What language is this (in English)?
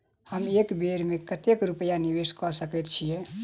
Maithili